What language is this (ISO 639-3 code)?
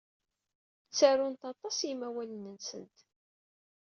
kab